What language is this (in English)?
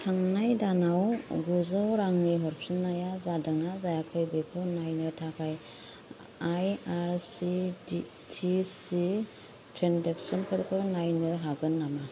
Bodo